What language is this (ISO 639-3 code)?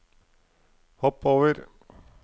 nor